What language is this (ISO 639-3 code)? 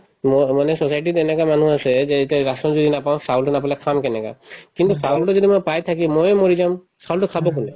asm